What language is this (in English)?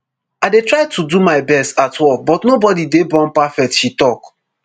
Nigerian Pidgin